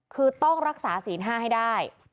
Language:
Thai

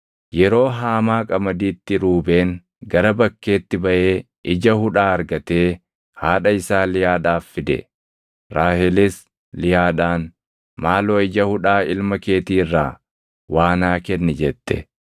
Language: Oromo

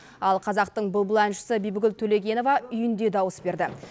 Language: Kazakh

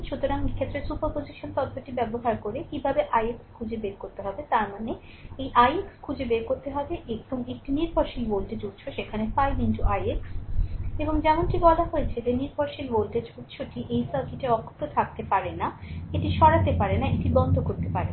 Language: Bangla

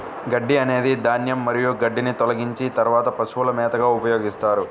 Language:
Telugu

